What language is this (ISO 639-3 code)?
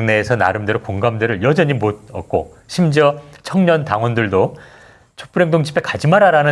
kor